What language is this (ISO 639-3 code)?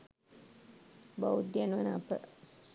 sin